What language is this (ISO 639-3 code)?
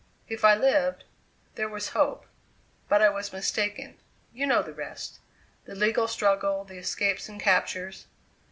eng